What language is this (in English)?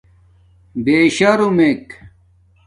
Domaaki